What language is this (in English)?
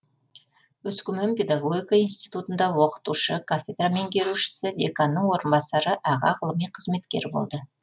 Kazakh